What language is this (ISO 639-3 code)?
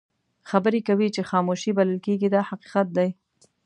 pus